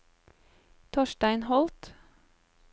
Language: Norwegian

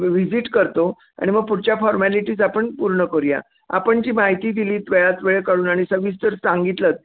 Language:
Marathi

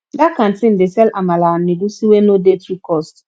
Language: Nigerian Pidgin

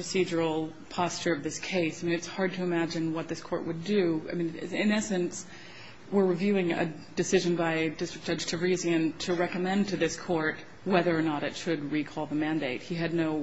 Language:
English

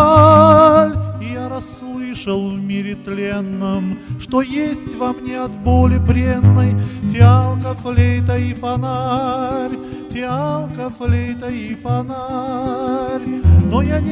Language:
Russian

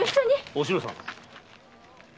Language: Japanese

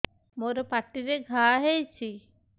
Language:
Odia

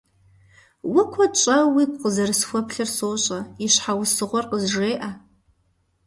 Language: Kabardian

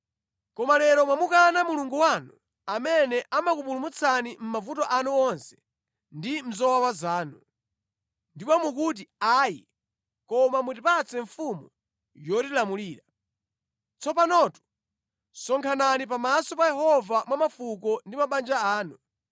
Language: Nyanja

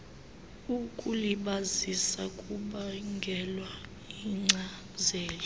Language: Xhosa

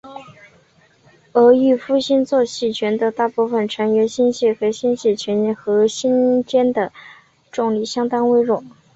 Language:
Chinese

